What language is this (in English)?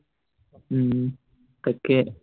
Assamese